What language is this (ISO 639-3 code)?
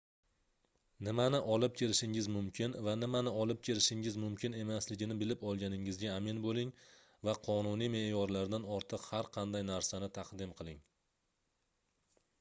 uzb